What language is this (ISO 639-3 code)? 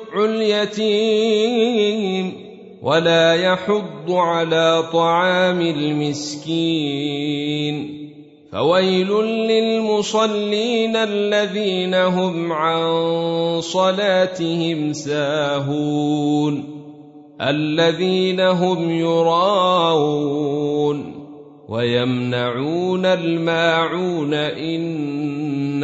ara